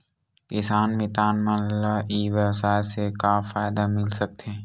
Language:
Chhattisgarhi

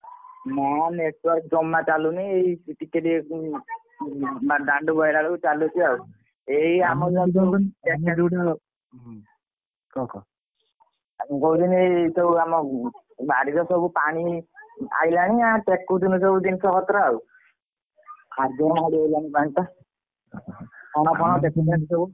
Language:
Odia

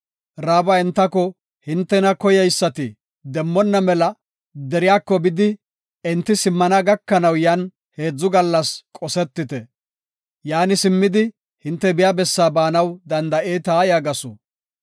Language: Gofa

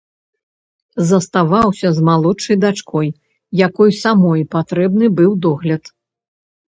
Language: Belarusian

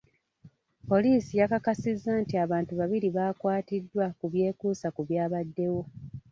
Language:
Ganda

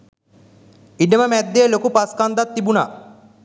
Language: Sinhala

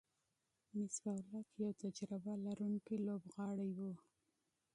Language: Pashto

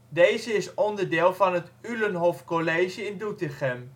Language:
Dutch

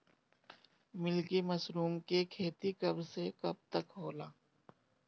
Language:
Bhojpuri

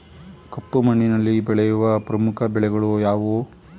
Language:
Kannada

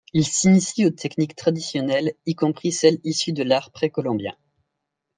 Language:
French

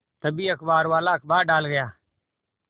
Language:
Hindi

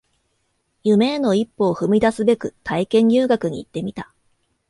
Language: Japanese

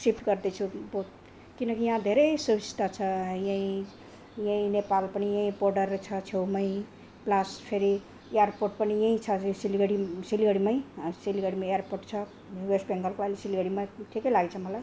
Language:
Nepali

